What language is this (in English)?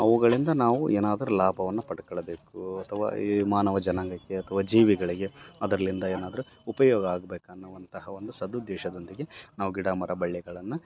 Kannada